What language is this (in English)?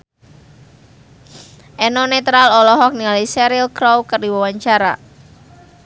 Sundanese